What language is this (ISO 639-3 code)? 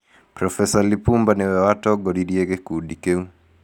kik